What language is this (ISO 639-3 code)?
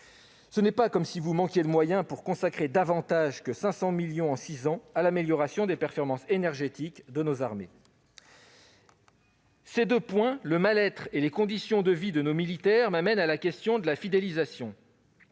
fra